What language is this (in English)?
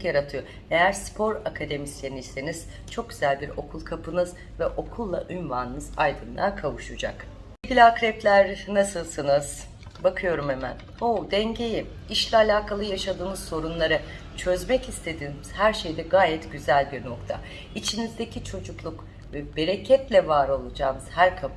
Turkish